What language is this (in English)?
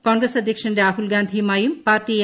Malayalam